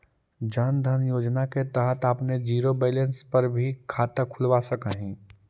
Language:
Magahi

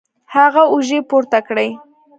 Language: Pashto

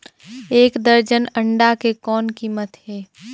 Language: Chhattisgarhi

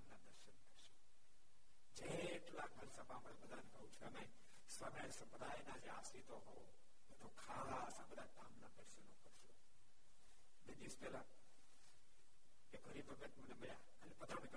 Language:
Gujarati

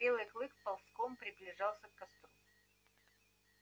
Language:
Russian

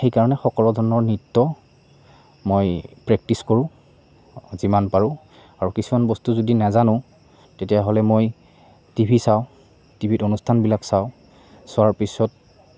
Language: Assamese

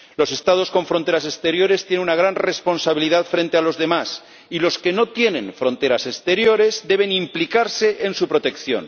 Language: Spanish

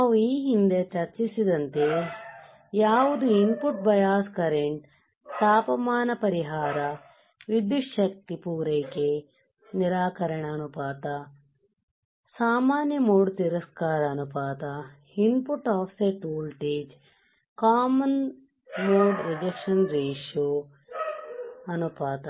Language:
Kannada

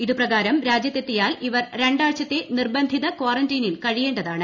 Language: Malayalam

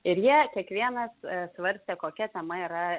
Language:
Lithuanian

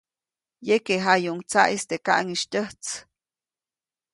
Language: Copainalá Zoque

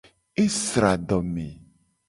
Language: Gen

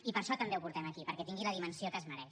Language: Catalan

